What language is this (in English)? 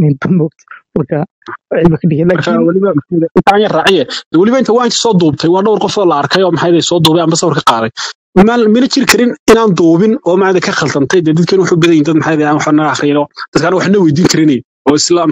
Arabic